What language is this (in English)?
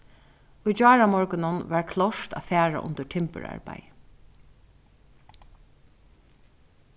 Faroese